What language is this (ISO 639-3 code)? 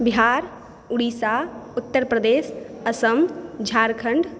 mai